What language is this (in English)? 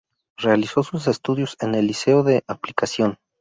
Spanish